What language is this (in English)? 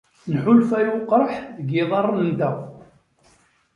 Kabyle